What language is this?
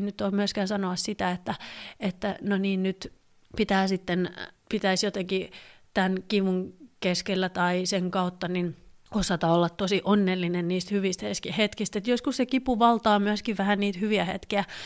Finnish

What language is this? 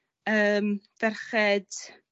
Welsh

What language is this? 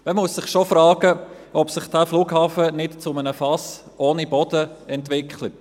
Swiss German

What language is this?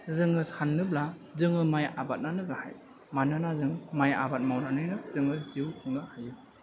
Bodo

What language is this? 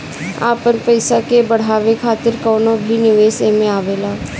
Bhojpuri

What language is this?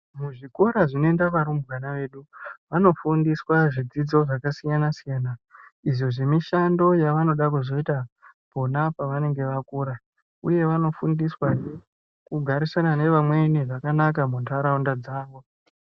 Ndau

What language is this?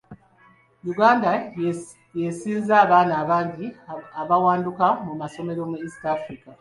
Ganda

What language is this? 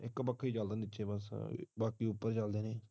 Punjabi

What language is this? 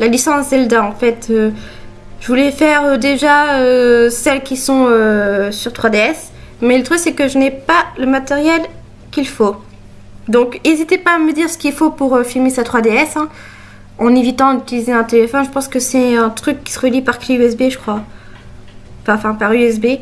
French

